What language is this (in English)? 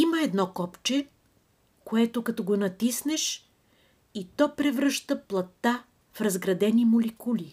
Bulgarian